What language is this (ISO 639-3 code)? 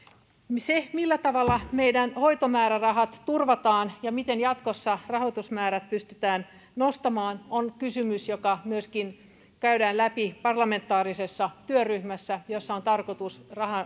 fin